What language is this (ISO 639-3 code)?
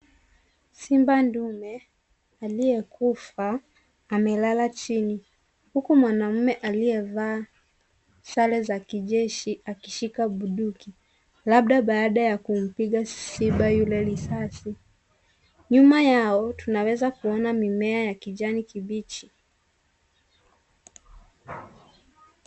swa